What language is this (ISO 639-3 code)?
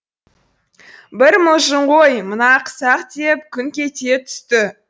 kaz